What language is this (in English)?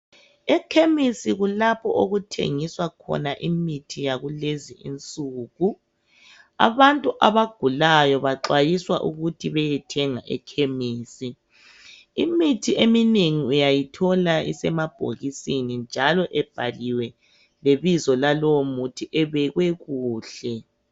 North Ndebele